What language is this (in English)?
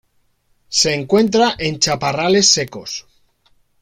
Spanish